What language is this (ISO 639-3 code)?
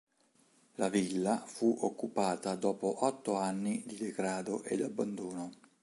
ita